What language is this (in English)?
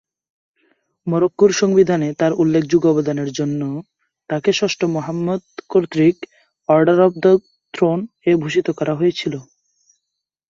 Bangla